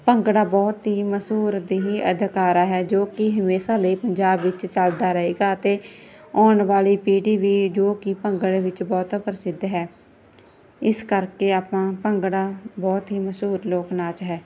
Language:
Punjabi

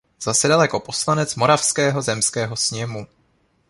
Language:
Czech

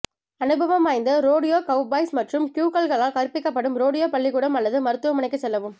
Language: Tamil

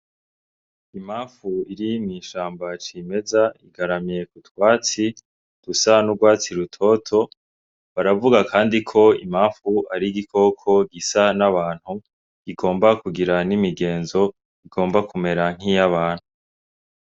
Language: Rundi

